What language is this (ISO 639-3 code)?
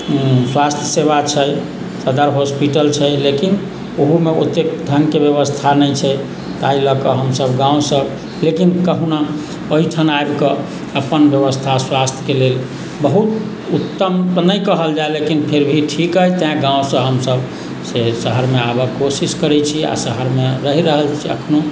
mai